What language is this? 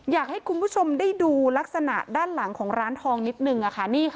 Thai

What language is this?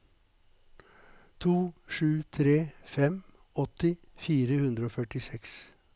Norwegian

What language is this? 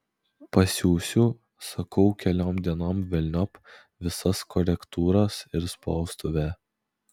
Lithuanian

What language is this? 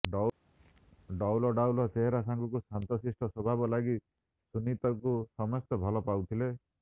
Odia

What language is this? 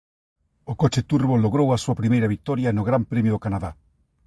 Galician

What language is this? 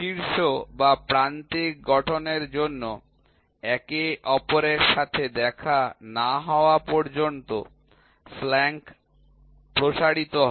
Bangla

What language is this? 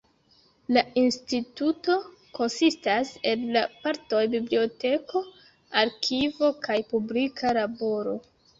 Esperanto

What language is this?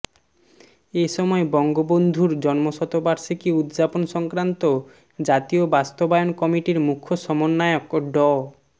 Bangla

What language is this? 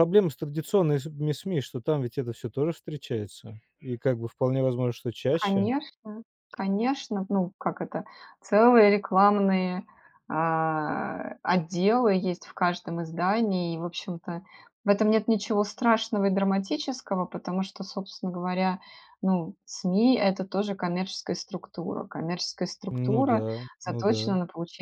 Russian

